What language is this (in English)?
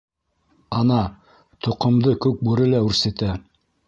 Bashkir